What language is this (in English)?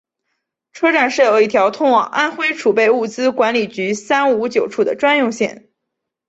Chinese